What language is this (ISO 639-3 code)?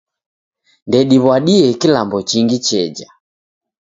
dav